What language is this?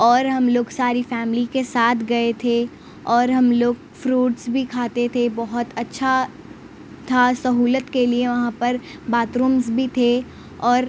Urdu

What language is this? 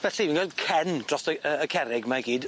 Welsh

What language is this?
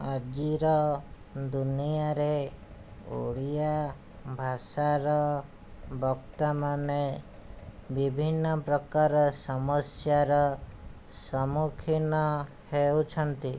Odia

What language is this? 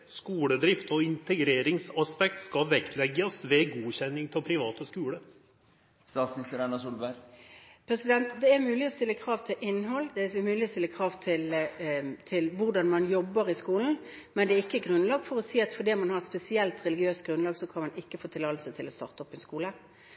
Norwegian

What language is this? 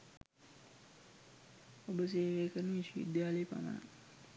Sinhala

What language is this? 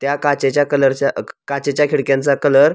Marathi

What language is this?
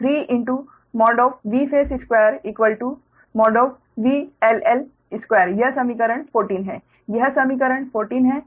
Hindi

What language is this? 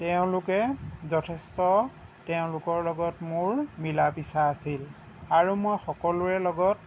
Assamese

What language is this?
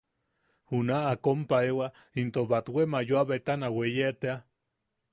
Yaqui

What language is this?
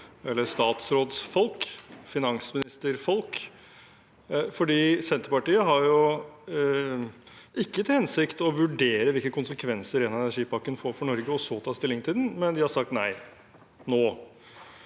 Norwegian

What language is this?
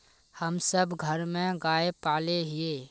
Magahi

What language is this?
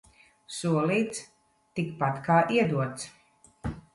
Latvian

